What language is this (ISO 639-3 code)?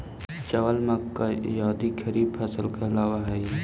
mag